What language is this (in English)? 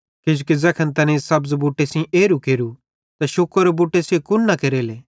Bhadrawahi